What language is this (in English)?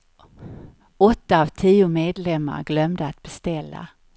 Swedish